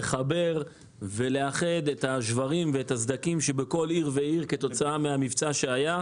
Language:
Hebrew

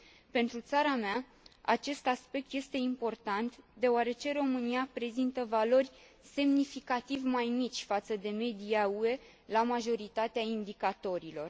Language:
Romanian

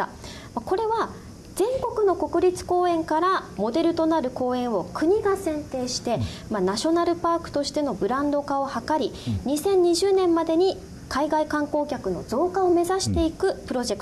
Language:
Japanese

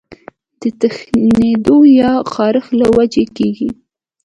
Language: Pashto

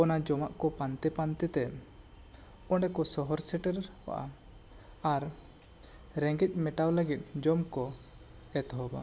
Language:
Santali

